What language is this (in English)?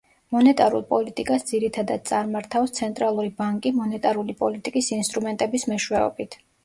Georgian